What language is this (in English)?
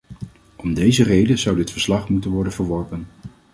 Dutch